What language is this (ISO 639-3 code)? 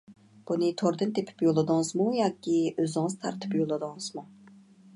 uig